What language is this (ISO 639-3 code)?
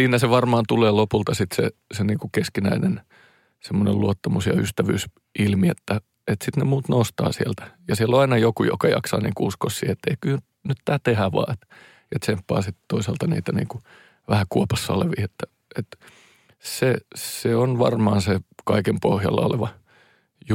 fin